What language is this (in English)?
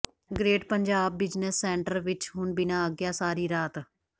Punjabi